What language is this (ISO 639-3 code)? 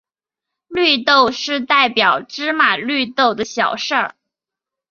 zho